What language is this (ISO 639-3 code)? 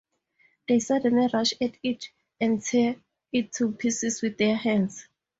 eng